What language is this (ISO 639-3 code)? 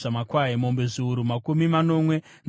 sna